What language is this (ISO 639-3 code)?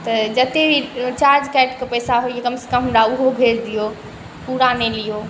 mai